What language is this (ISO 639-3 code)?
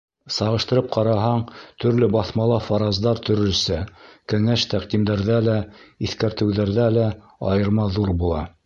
bak